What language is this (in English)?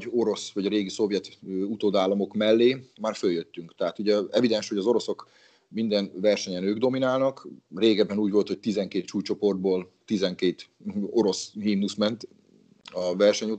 Hungarian